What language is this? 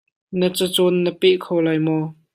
Hakha Chin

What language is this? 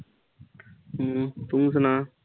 Punjabi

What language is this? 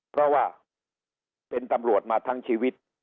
Thai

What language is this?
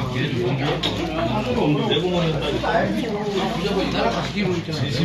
Korean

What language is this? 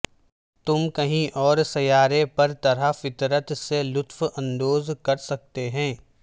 Urdu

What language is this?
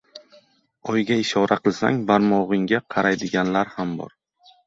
Uzbek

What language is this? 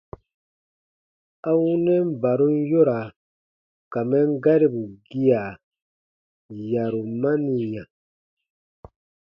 Baatonum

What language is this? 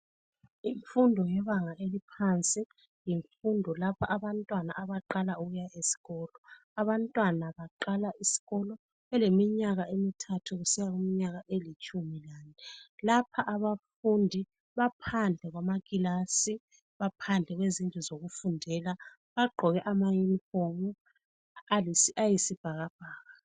North Ndebele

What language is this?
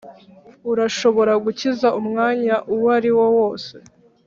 Kinyarwanda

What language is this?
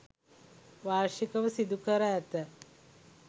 Sinhala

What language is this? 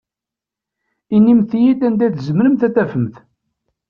Kabyle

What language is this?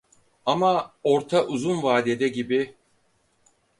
Turkish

